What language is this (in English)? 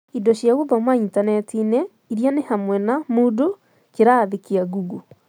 Kikuyu